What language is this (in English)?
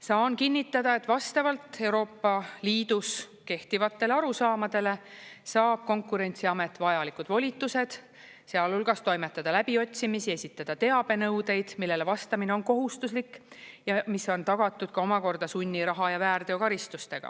Estonian